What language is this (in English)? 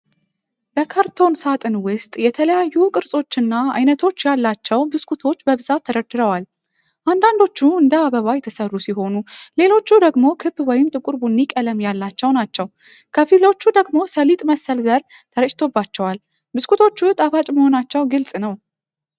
Amharic